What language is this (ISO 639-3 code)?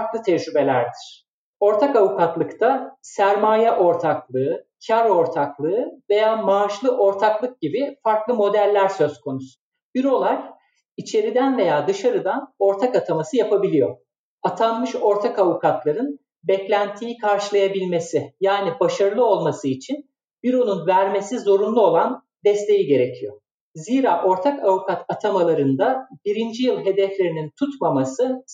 tur